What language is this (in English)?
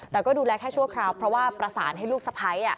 Thai